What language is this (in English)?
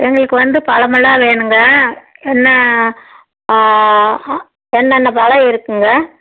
Tamil